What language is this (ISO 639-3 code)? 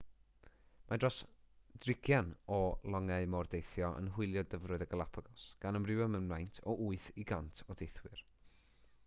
cym